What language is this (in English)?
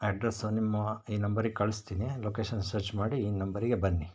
Kannada